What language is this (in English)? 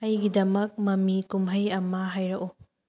Manipuri